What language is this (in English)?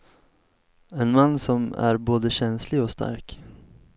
Swedish